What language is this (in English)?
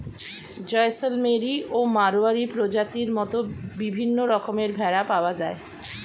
Bangla